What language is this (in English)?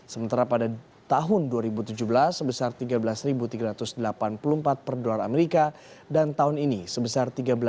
Indonesian